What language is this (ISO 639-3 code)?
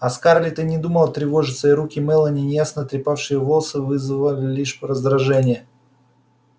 rus